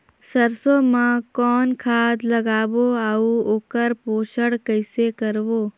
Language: Chhattisgarhi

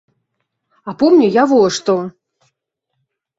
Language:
Belarusian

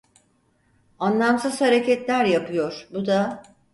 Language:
Turkish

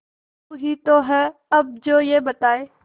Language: Hindi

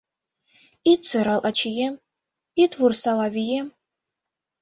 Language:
Mari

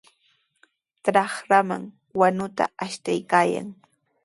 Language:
Sihuas Ancash Quechua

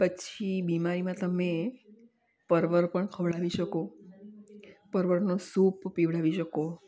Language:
Gujarati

